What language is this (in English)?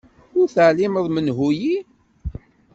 Kabyle